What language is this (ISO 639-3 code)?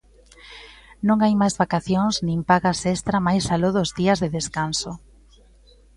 glg